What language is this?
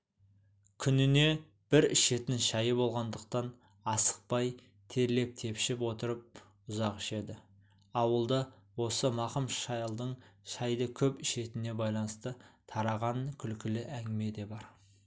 Kazakh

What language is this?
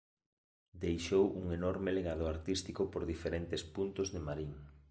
Galician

